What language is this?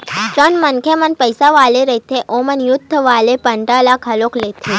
Chhattisgarhi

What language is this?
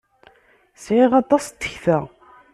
Kabyle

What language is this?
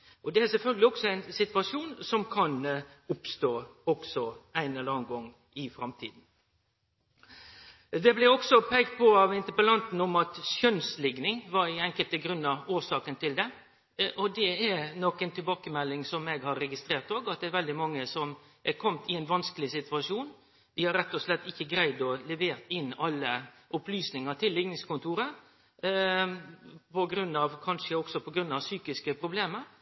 Norwegian Nynorsk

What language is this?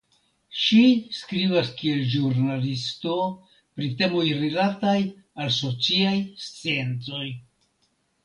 Esperanto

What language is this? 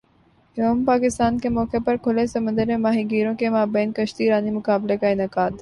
Urdu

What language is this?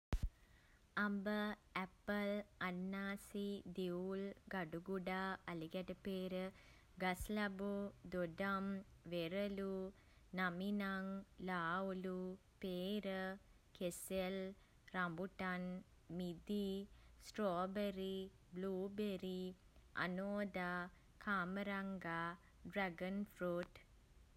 Sinhala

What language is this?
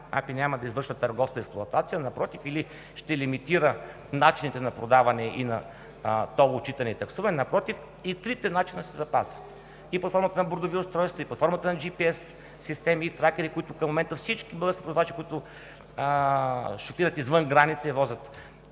Bulgarian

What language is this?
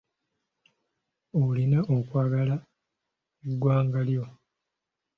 Ganda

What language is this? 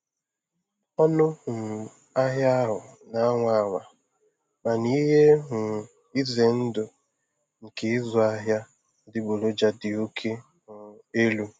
Igbo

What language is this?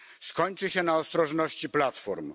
Polish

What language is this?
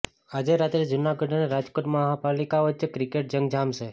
Gujarati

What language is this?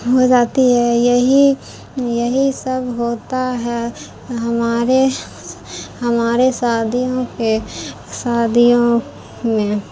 Urdu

